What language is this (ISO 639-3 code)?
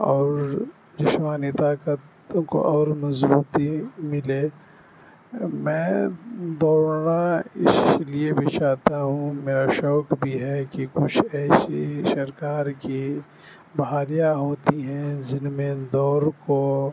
urd